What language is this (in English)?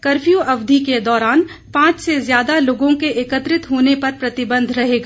Hindi